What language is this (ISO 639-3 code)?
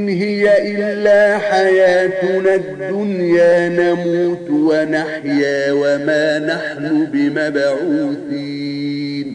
ara